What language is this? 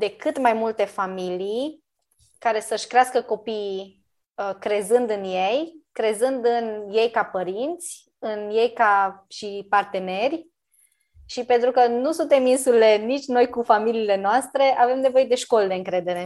Romanian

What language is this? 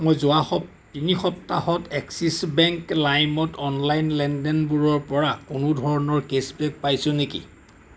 Assamese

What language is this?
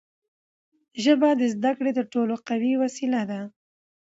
Pashto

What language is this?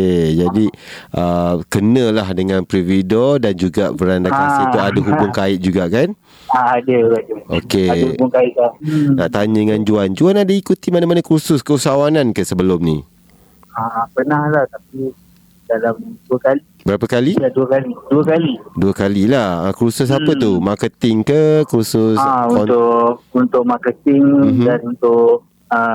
Malay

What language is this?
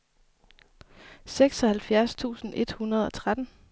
Danish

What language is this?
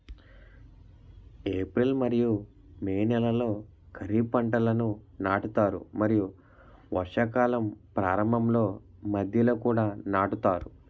Telugu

